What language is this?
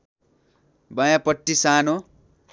Nepali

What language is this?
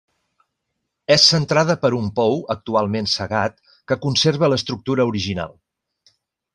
Catalan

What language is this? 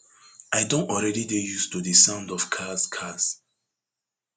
Nigerian Pidgin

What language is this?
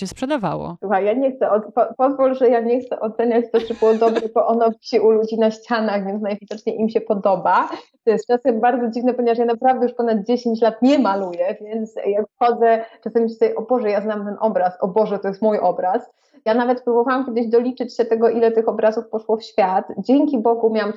Polish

